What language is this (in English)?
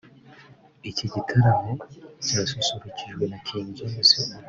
Kinyarwanda